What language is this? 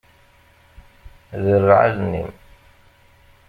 Kabyle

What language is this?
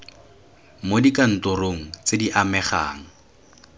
Tswana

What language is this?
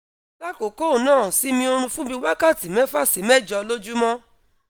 Yoruba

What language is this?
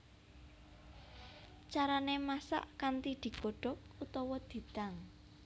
Javanese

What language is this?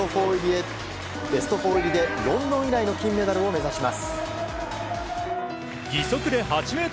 Japanese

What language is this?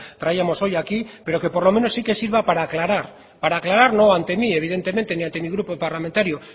Spanish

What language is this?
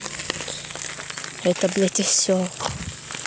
Russian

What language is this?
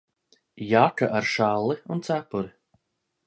Latvian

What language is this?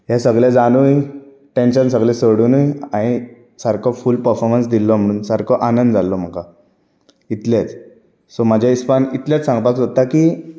Konkani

